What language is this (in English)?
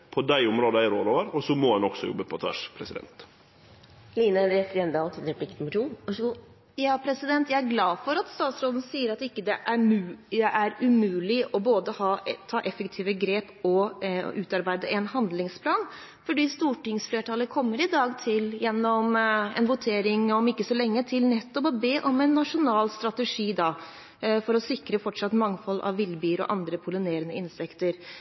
Norwegian